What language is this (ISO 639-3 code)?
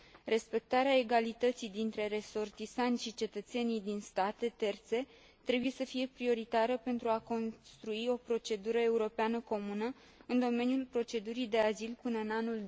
ron